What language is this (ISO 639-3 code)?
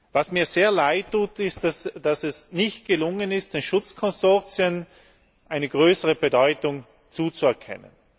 deu